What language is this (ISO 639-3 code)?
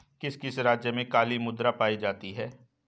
hin